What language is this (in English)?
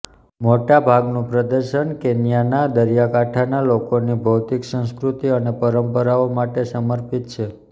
Gujarati